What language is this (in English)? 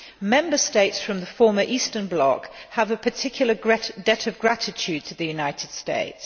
English